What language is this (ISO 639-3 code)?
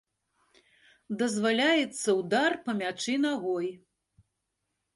bel